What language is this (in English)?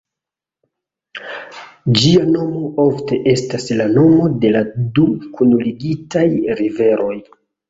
Esperanto